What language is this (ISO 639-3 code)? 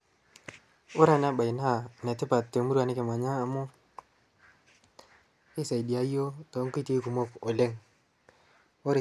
mas